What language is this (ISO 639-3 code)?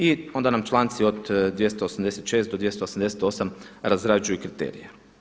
hrv